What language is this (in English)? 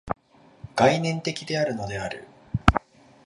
Japanese